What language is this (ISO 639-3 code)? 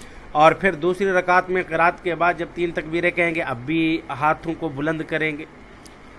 urd